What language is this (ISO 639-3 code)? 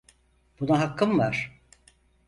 tur